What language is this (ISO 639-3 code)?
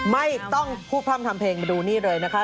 tha